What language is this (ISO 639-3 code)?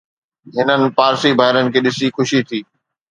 snd